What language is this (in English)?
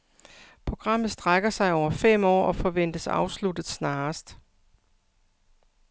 Danish